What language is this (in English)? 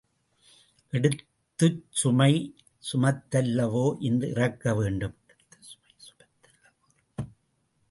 Tamil